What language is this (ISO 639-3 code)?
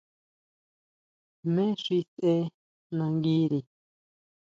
mau